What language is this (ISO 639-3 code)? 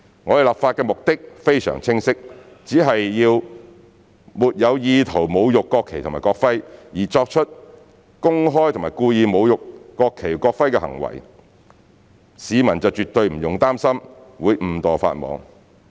yue